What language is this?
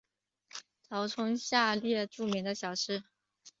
Chinese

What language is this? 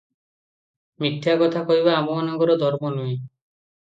Odia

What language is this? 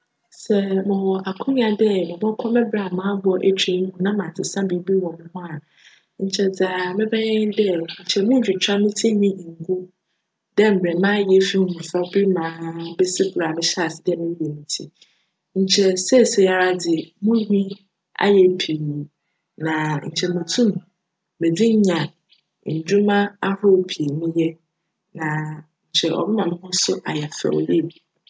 Akan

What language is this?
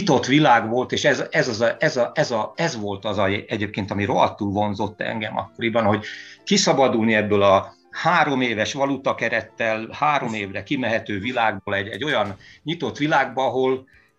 Hungarian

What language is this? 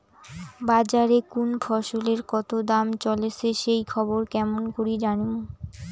Bangla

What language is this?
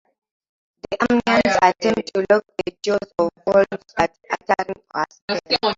English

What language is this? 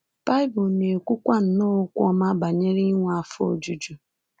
Igbo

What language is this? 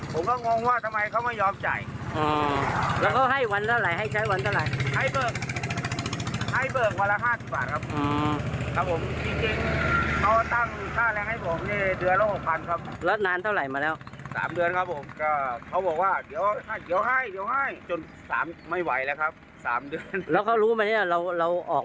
Thai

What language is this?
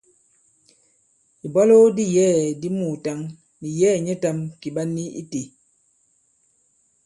Bankon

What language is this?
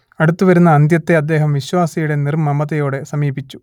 Malayalam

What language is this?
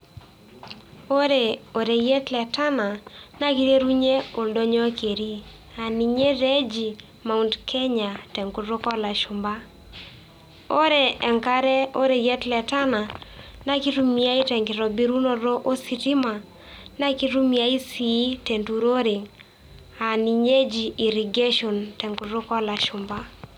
Masai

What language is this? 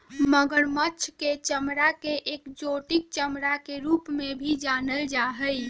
Magahi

